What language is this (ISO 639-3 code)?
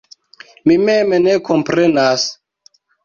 epo